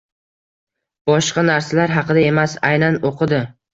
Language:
Uzbek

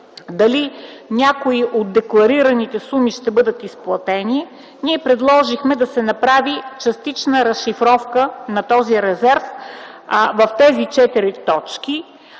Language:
Bulgarian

